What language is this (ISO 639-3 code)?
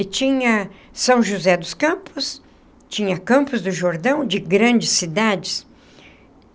por